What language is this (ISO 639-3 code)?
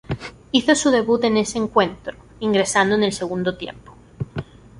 spa